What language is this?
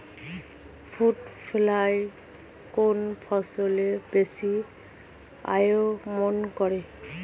Bangla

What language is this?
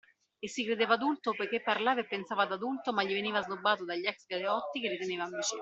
Italian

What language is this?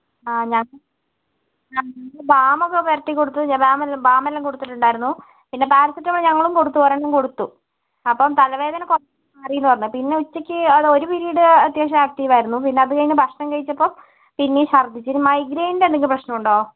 Malayalam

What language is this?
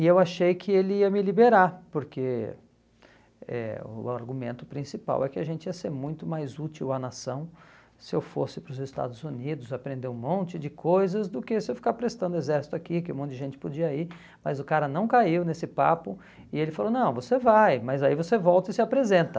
Portuguese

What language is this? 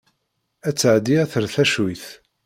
Kabyle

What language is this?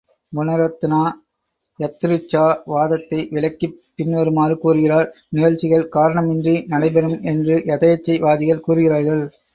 Tamil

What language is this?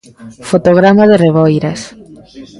Galician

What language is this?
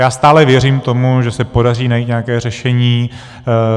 Czech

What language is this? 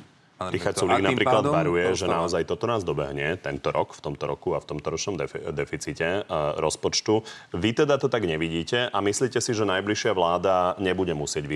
Slovak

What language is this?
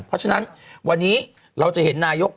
Thai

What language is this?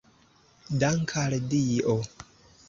Esperanto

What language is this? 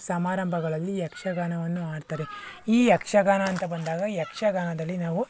Kannada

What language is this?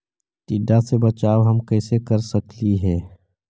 Magahi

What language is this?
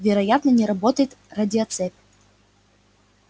Russian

